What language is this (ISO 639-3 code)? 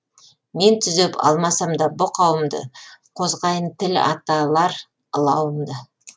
kaz